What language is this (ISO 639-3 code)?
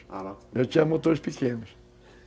por